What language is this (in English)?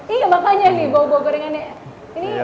Indonesian